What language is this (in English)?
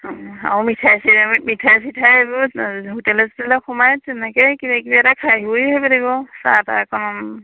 Assamese